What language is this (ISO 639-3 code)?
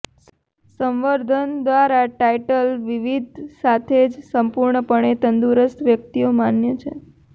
guj